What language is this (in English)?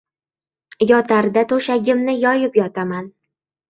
Uzbek